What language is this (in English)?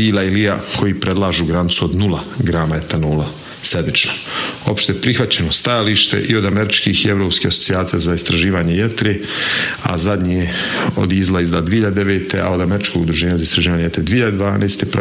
Croatian